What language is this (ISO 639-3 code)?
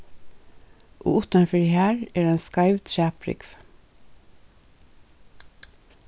fao